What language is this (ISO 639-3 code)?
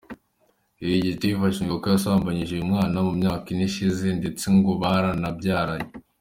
kin